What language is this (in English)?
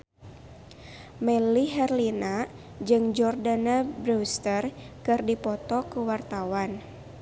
Sundanese